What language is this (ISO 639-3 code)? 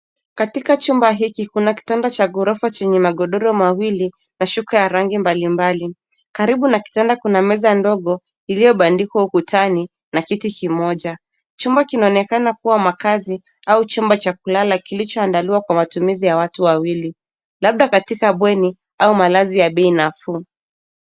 swa